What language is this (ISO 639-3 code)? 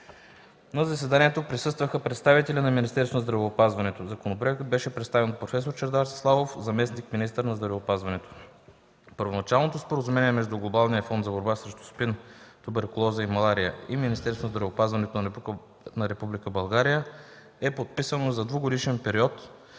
bul